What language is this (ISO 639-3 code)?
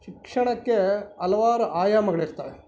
kan